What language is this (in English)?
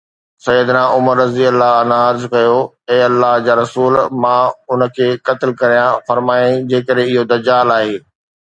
Sindhi